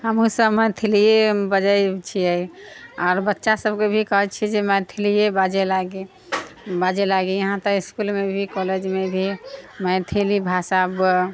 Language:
Maithili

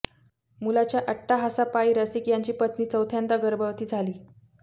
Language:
Marathi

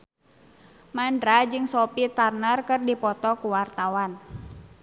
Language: Sundanese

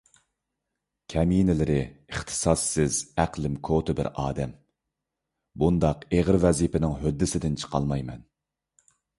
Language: Uyghur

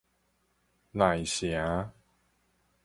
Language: Min Nan Chinese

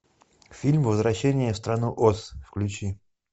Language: Russian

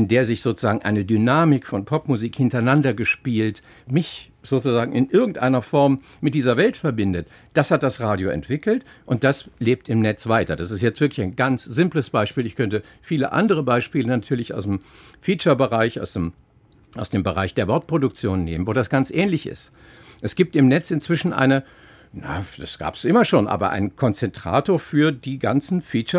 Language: German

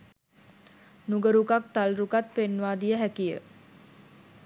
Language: Sinhala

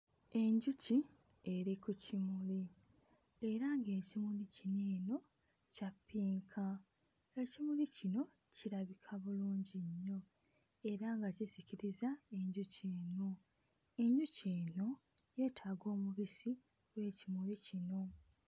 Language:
Ganda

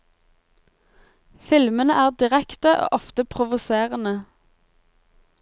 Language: Norwegian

